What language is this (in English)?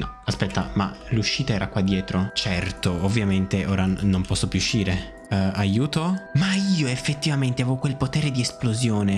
Italian